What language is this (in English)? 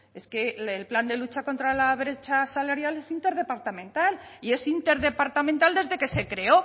Spanish